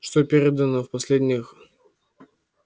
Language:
Russian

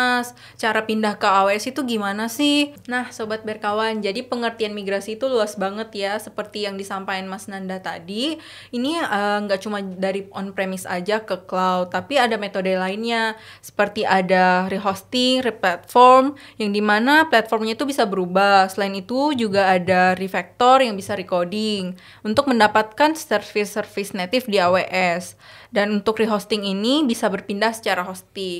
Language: Indonesian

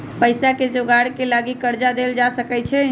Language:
Magahi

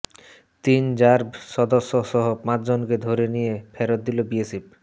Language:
Bangla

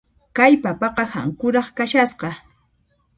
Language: Puno Quechua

